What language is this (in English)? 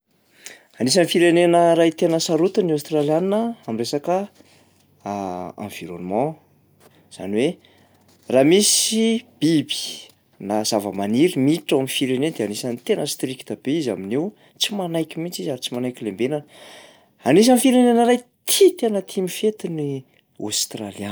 Malagasy